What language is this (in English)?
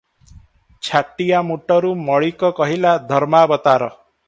Odia